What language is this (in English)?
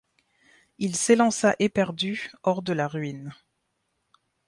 French